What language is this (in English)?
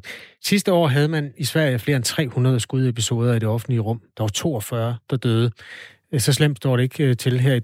Danish